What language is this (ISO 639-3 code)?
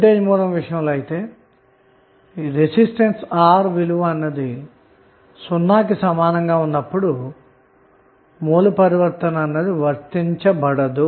tel